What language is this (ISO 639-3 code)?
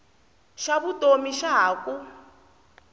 tso